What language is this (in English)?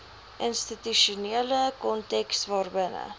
Afrikaans